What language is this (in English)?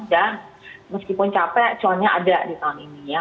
Indonesian